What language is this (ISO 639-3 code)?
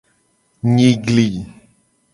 gej